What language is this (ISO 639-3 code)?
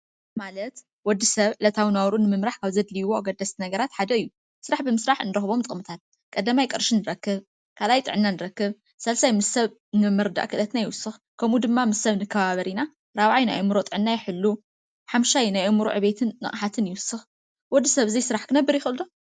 tir